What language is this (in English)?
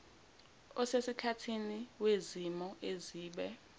Zulu